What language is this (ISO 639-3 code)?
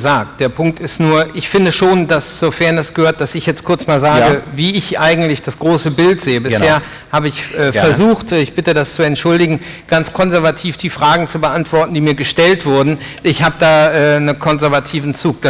deu